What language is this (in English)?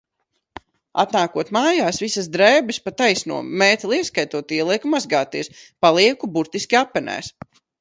Latvian